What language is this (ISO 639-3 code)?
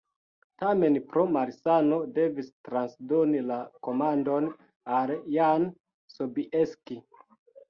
epo